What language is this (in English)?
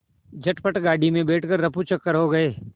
Hindi